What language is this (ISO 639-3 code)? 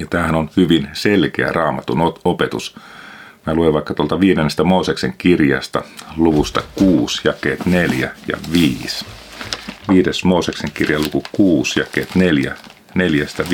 fin